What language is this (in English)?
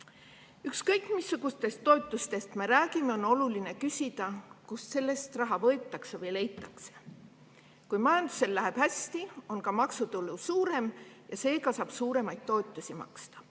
Estonian